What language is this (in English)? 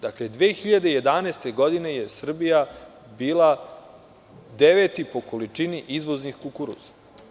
Serbian